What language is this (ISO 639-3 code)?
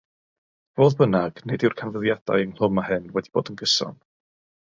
cym